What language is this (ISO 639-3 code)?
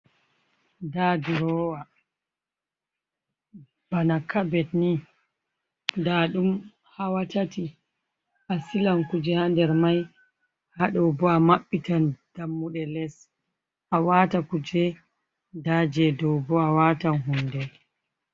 ful